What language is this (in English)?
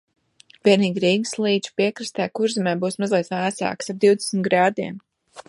Latvian